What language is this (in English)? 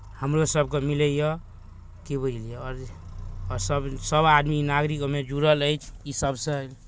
Maithili